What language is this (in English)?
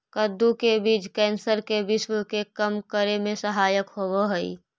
Magahi